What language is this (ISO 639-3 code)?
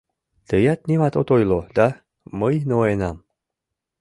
chm